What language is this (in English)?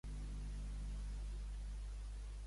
Catalan